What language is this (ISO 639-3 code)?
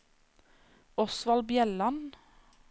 nor